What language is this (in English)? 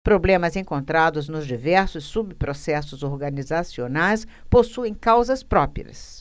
Portuguese